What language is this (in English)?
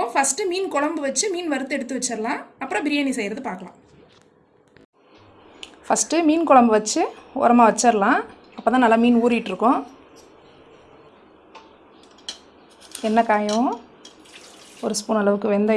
English